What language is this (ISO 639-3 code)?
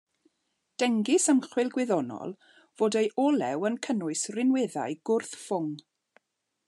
cym